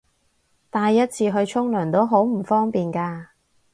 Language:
Cantonese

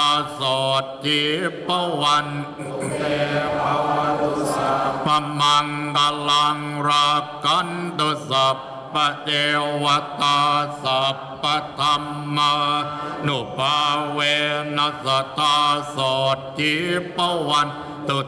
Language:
Thai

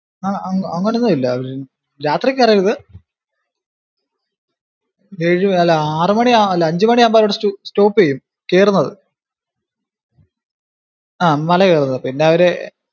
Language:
Malayalam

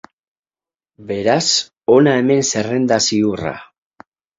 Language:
Basque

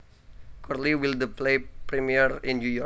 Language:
Javanese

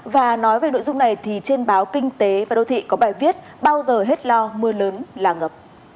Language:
Vietnamese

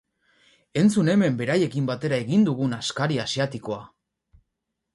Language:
Basque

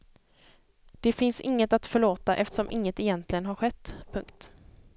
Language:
Swedish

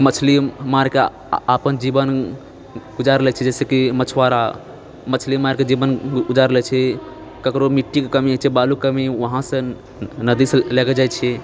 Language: Maithili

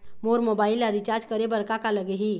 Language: Chhattisgarhi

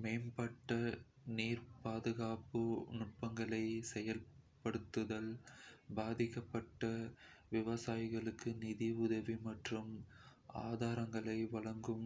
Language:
Kota (India)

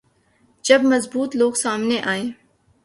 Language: Urdu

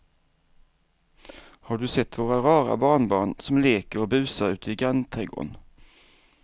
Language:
Swedish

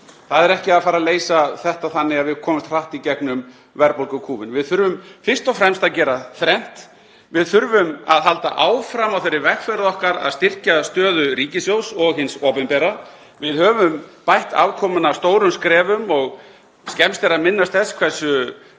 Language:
Icelandic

